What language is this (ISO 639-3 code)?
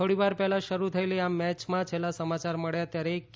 guj